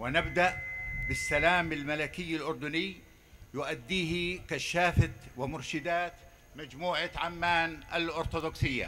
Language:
Arabic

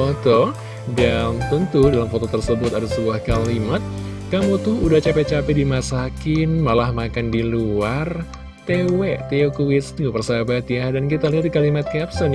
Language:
Indonesian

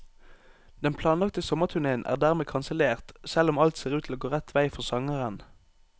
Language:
Norwegian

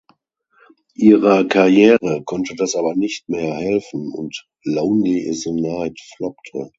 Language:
German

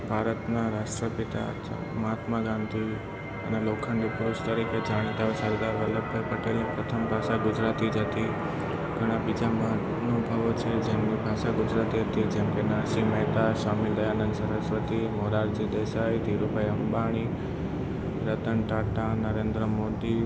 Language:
Gujarati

